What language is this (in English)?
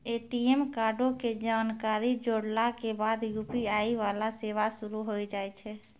Maithili